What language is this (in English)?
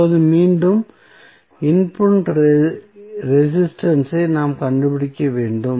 Tamil